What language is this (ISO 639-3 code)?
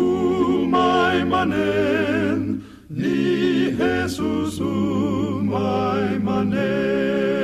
fil